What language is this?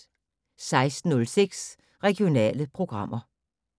Danish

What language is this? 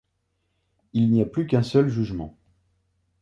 French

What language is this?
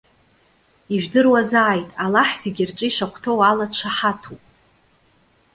Abkhazian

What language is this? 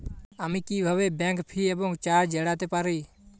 Bangla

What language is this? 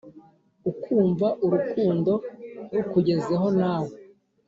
Kinyarwanda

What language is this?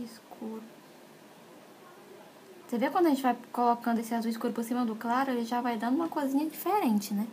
Portuguese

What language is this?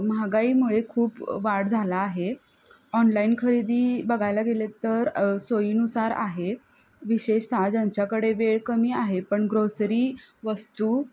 Marathi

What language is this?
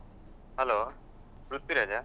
Kannada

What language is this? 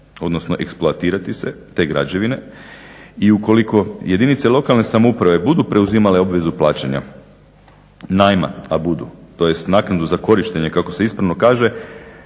Croatian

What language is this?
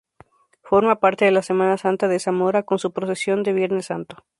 Spanish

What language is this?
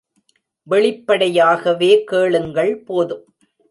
Tamil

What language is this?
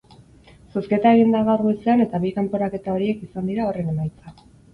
Basque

